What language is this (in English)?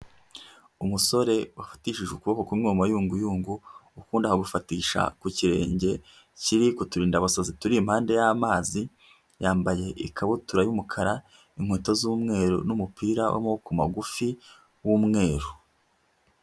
Kinyarwanda